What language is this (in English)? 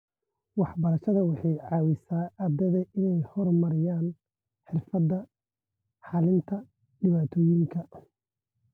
Somali